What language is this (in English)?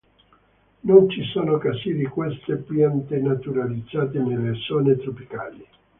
Italian